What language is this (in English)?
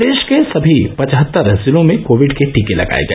Hindi